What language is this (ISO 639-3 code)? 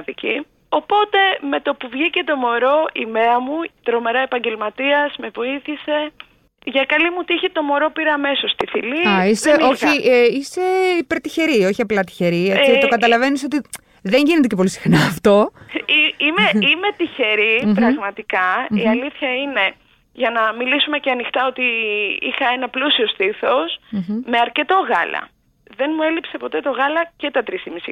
ell